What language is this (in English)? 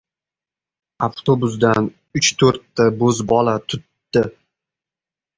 Uzbek